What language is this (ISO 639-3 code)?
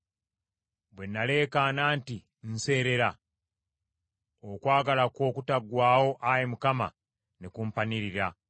lug